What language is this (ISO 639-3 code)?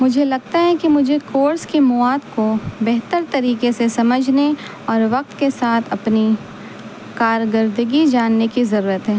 urd